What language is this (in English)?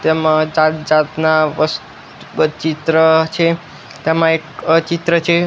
Gujarati